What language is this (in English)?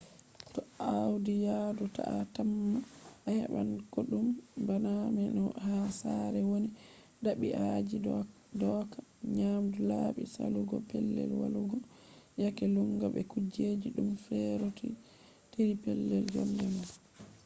Fula